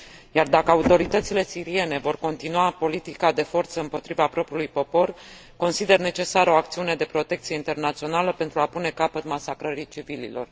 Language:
Romanian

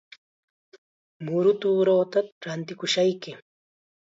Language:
Chiquián Ancash Quechua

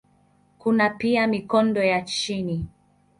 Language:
Swahili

